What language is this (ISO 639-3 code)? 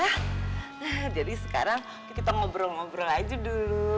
ind